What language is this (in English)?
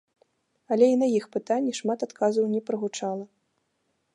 Belarusian